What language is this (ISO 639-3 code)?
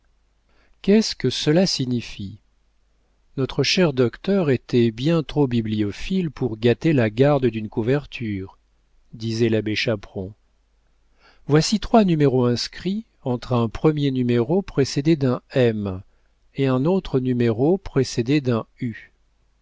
fra